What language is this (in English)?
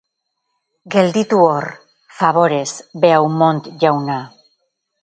Basque